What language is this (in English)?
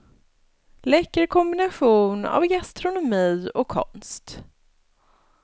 Swedish